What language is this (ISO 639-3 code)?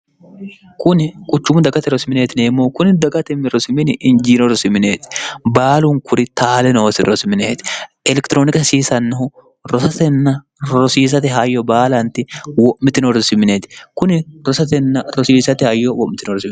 sid